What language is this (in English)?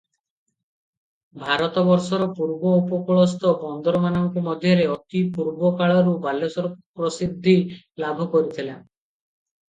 Odia